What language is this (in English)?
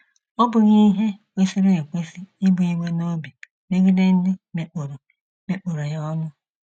Igbo